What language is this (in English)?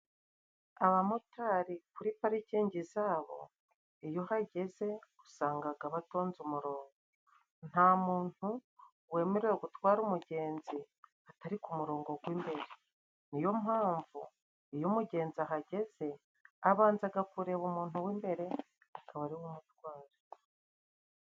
Kinyarwanda